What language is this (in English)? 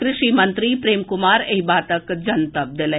Maithili